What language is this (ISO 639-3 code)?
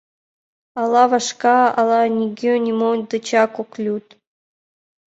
chm